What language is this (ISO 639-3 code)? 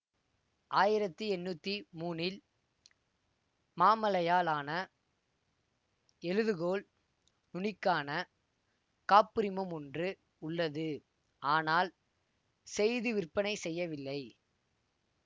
tam